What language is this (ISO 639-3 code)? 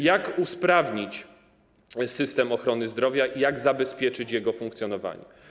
pol